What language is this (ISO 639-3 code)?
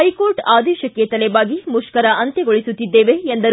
kan